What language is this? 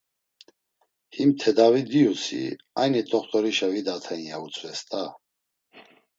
Laz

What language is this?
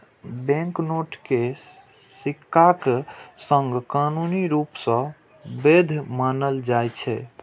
Maithili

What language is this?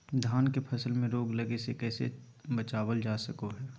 Magahi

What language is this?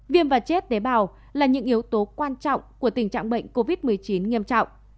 Vietnamese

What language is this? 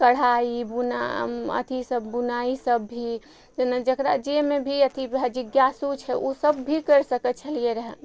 Maithili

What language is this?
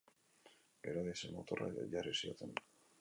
Basque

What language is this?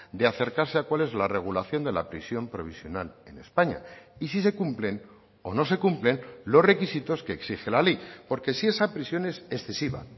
Spanish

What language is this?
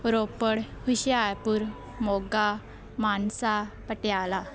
Punjabi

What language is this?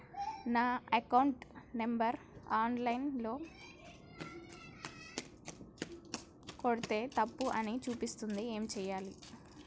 Telugu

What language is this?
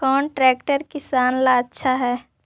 Magahi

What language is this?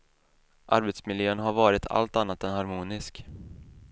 Swedish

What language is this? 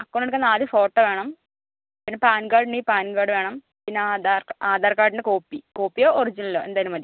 Malayalam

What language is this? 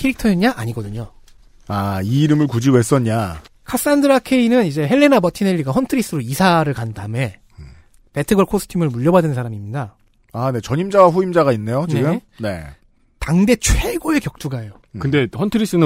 Korean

